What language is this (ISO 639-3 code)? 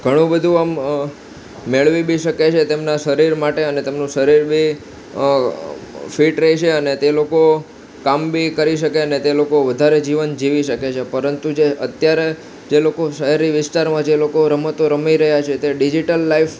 guj